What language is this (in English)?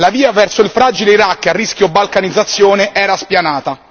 Italian